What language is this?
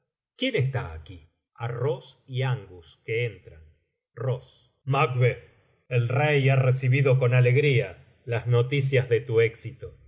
Spanish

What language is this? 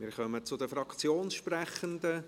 Swiss German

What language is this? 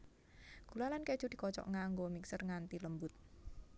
Javanese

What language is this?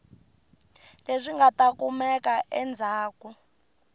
Tsonga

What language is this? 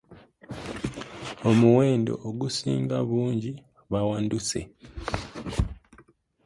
Ganda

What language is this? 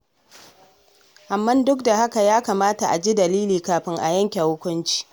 Hausa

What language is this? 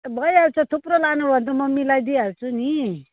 Nepali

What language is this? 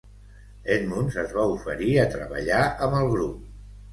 Catalan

